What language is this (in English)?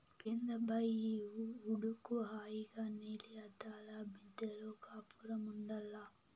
Telugu